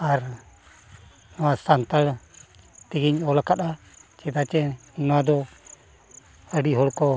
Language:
Santali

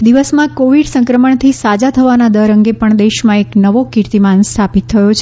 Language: Gujarati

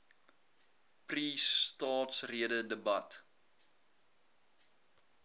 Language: Afrikaans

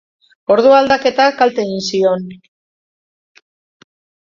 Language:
Basque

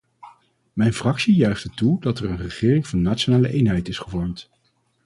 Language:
Dutch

